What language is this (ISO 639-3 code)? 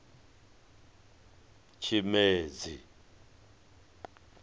ven